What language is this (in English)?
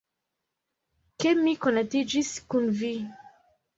Esperanto